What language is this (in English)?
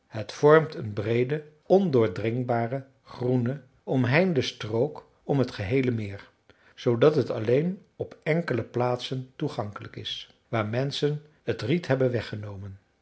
Dutch